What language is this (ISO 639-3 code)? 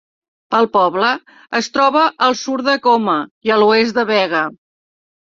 cat